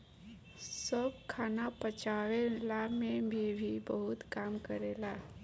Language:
Bhojpuri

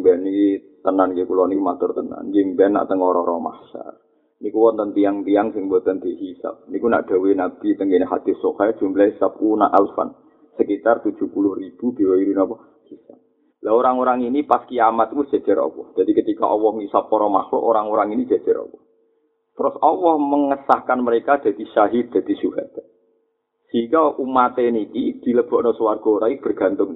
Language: Malay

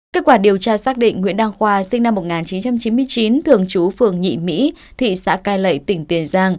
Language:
Vietnamese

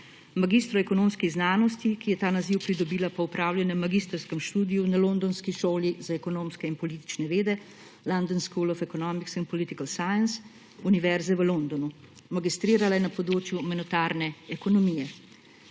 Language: Slovenian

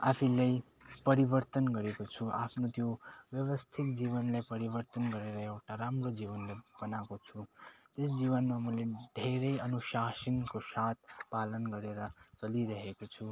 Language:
Nepali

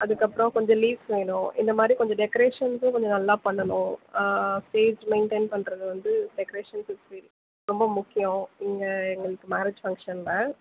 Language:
Tamil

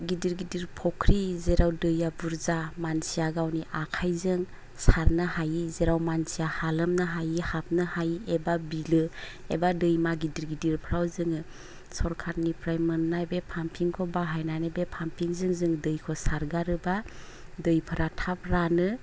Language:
Bodo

